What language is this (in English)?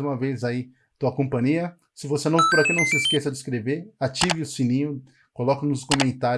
Portuguese